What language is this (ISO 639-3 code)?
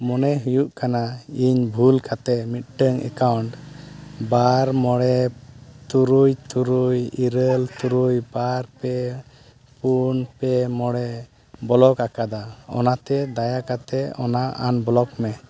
sat